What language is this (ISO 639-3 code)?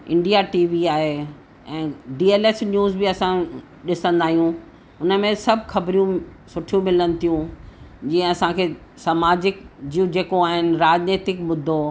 snd